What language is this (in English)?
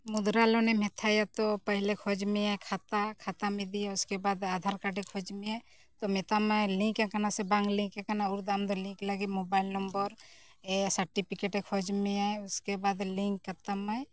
Santali